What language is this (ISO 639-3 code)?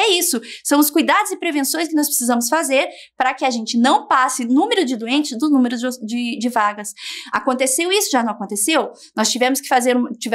por